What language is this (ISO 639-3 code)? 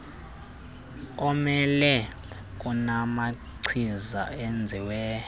xho